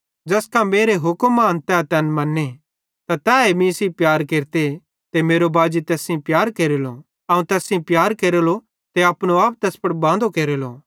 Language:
Bhadrawahi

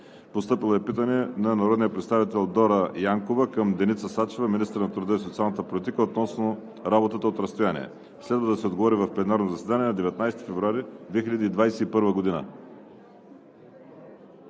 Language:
Bulgarian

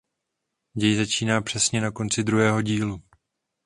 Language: Czech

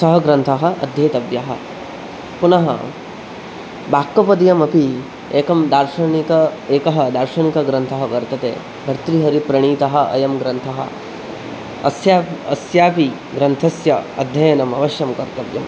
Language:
Sanskrit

